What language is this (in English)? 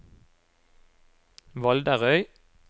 Norwegian